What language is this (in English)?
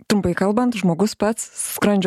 Lithuanian